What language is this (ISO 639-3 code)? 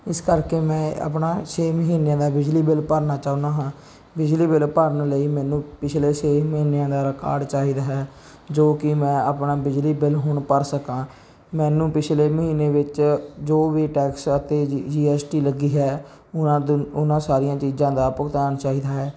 pan